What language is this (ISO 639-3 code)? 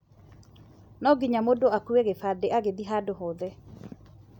kik